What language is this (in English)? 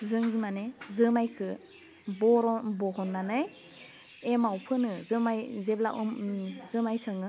Bodo